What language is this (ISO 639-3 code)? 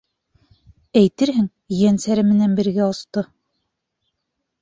bak